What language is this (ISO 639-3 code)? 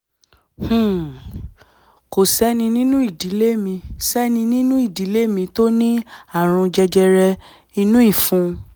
yor